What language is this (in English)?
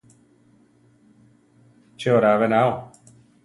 Central Tarahumara